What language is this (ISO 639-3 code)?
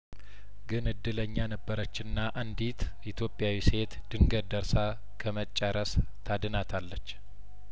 amh